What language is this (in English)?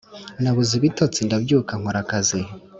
Kinyarwanda